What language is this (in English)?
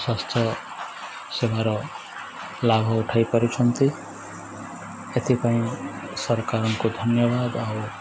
Odia